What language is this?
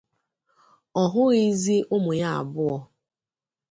Igbo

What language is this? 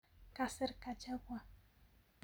Kalenjin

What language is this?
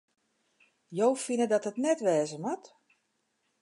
Western Frisian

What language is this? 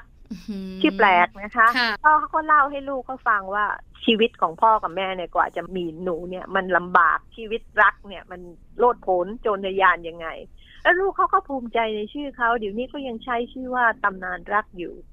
Thai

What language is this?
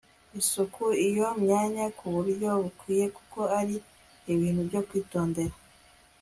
Kinyarwanda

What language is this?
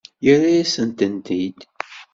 Kabyle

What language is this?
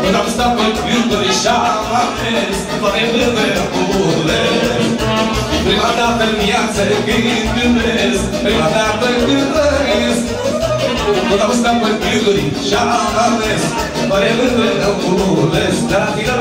Romanian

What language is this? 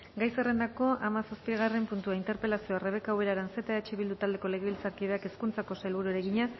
Basque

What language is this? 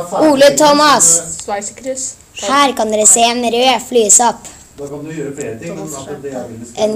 Norwegian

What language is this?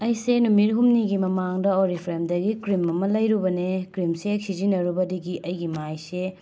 Manipuri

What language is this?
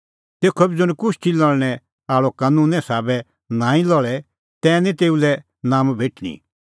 Kullu Pahari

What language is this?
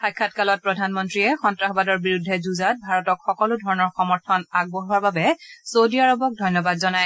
Assamese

